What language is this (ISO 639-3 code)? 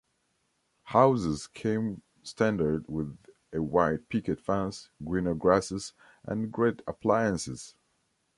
eng